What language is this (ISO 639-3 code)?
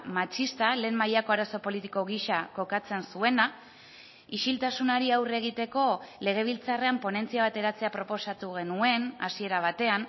eus